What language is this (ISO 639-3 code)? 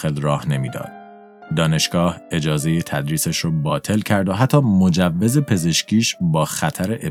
fas